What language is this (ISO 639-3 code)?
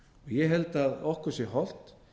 isl